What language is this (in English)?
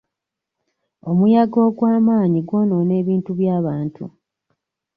Ganda